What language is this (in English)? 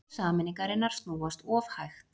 Icelandic